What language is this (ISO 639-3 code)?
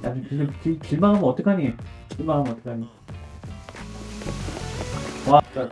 kor